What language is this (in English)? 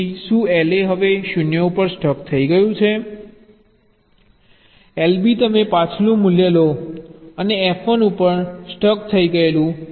Gujarati